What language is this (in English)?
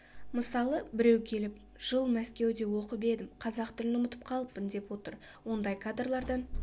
Kazakh